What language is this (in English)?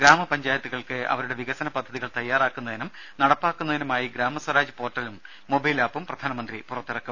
Malayalam